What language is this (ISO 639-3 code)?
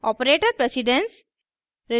hin